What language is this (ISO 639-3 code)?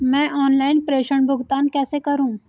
hin